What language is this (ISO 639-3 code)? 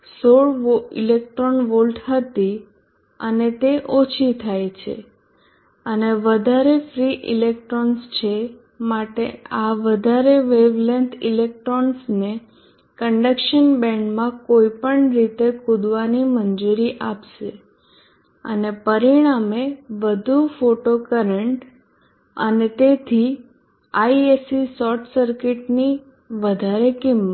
guj